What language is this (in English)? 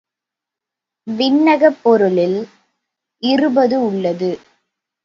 Tamil